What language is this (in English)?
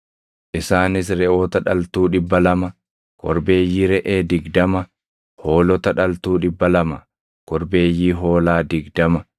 Oromo